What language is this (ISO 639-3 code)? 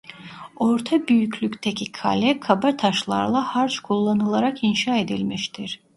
tur